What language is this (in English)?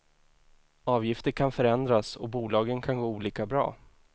Swedish